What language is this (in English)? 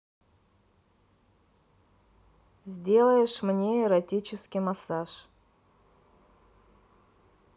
Russian